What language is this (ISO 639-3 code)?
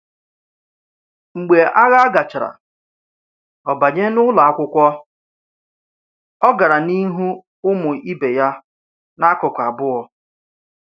ibo